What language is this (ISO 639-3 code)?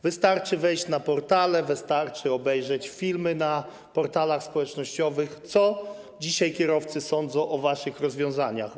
pol